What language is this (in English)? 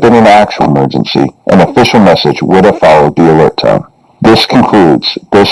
English